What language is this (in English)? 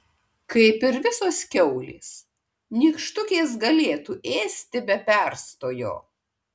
Lithuanian